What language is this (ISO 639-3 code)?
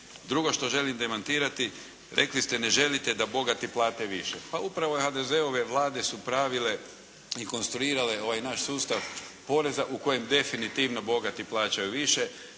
hrv